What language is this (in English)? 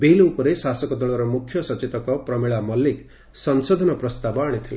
Odia